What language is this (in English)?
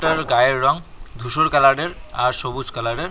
Bangla